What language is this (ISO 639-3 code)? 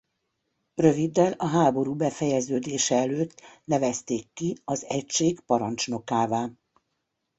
hun